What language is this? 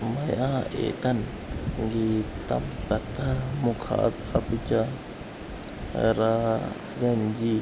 Sanskrit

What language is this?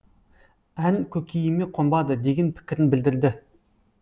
Kazakh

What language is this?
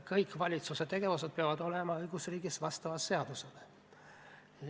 Estonian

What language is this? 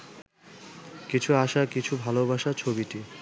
Bangla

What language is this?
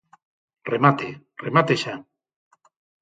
Galician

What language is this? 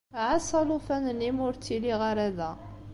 Kabyle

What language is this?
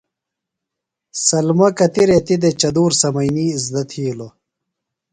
Phalura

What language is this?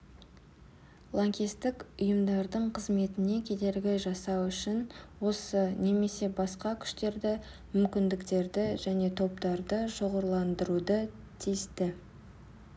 Kazakh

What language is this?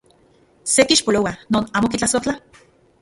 Central Puebla Nahuatl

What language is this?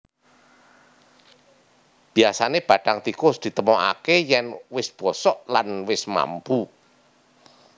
Javanese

